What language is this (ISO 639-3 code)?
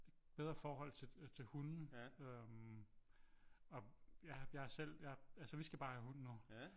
dan